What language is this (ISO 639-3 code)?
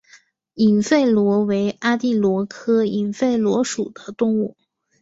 zho